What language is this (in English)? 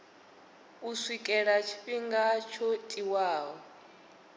Venda